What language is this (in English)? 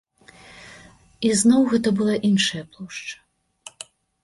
Belarusian